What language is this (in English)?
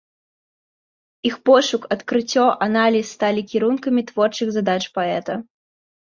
Belarusian